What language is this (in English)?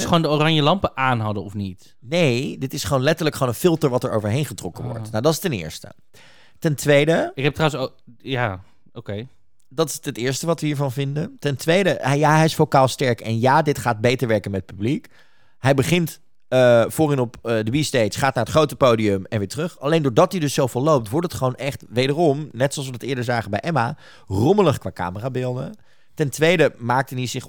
Dutch